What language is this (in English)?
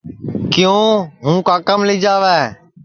Sansi